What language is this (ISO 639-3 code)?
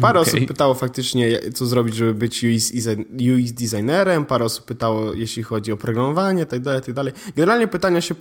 pol